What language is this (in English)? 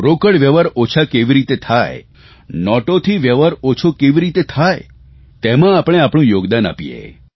Gujarati